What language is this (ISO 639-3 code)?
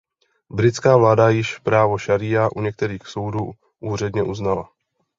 ces